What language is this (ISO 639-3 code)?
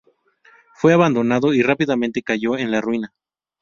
spa